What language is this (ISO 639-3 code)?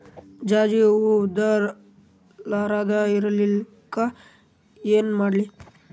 kan